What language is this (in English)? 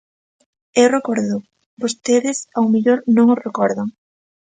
Galician